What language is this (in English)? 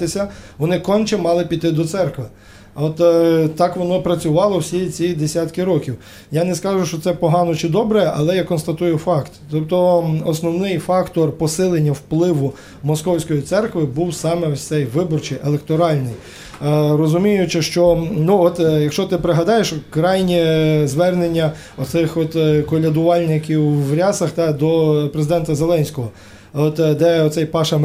Ukrainian